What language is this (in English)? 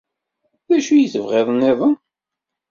Kabyle